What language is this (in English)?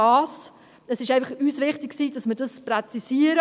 Swiss German